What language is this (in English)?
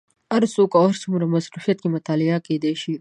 Pashto